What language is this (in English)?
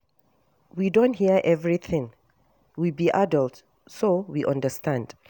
Nigerian Pidgin